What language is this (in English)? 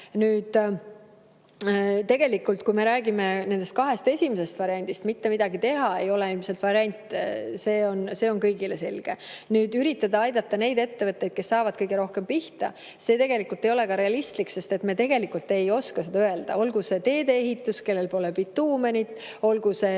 Estonian